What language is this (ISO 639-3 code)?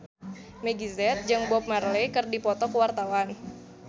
sun